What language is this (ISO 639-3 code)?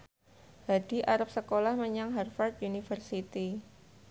jav